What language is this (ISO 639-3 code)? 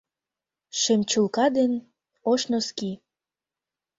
chm